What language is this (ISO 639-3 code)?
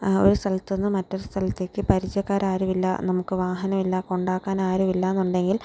mal